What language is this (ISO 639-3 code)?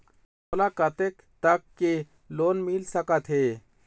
hne